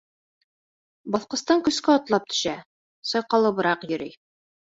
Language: Bashkir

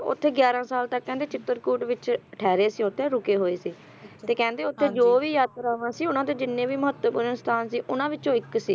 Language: Punjabi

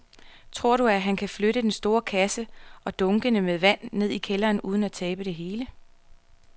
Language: Danish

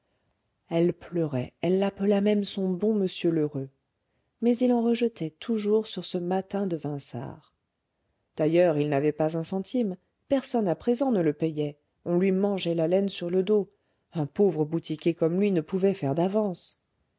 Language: French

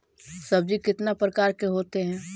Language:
Magahi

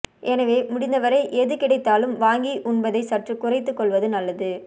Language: Tamil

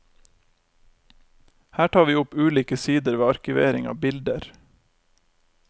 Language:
Norwegian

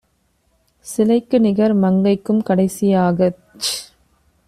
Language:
Tamil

